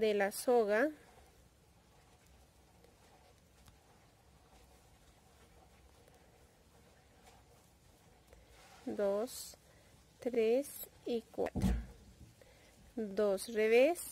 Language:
Spanish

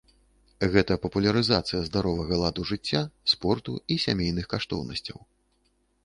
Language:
Belarusian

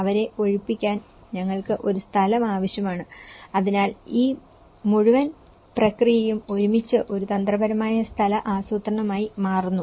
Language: Malayalam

